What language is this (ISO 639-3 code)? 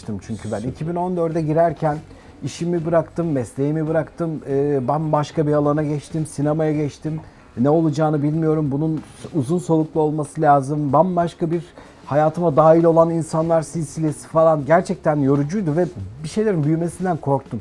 tur